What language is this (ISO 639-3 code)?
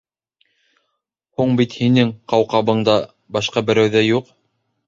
bak